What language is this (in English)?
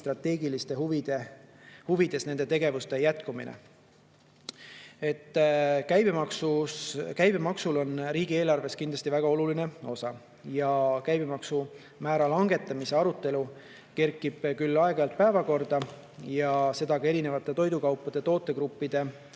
Estonian